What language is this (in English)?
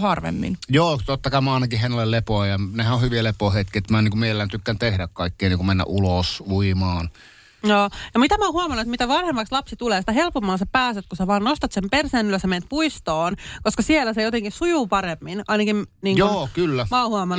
Finnish